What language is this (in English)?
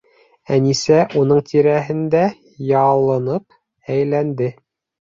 Bashkir